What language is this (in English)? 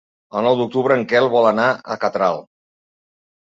Catalan